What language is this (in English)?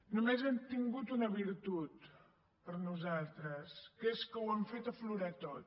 Catalan